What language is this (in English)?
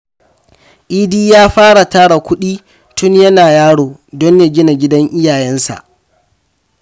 Hausa